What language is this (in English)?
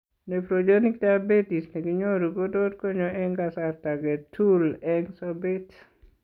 Kalenjin